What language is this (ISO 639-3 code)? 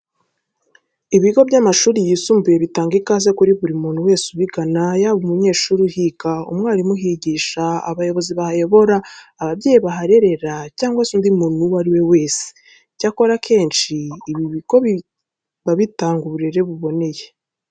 kin